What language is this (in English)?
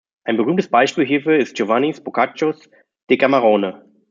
German